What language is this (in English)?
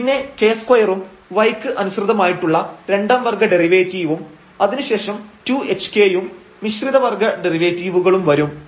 Malayalam